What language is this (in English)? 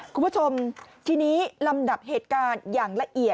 Thai